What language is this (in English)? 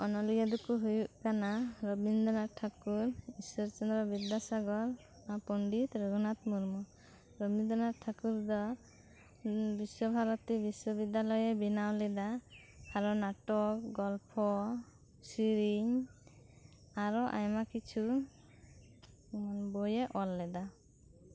Santali